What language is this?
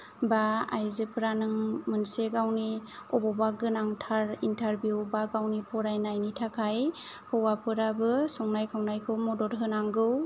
Bodo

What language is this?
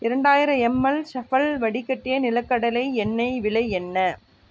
Tamil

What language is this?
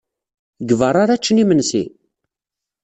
Kabyle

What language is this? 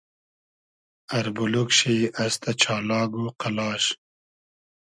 Hazaragi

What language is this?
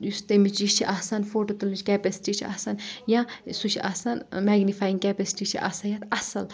Kashmiri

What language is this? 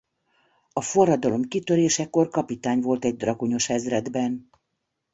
Hungarian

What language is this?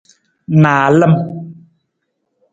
Nawdm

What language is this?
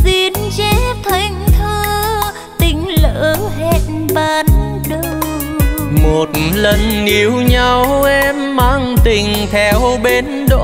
Vietnamese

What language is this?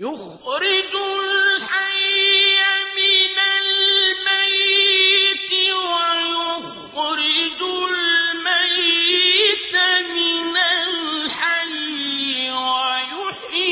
Arabic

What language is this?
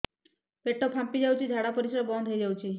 Odia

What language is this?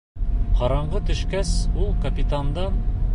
Bashkir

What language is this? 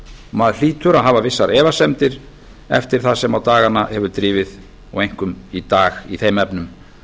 Icelandic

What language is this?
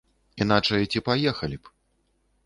Belarusian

